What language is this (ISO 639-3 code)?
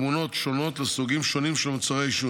heb